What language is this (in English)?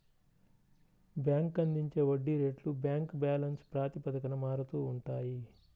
Telugu